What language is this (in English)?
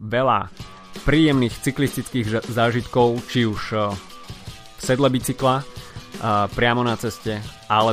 Slovak